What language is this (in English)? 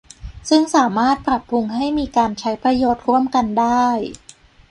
Thai